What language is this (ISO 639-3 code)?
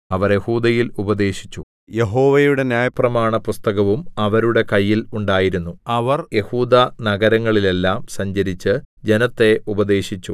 mal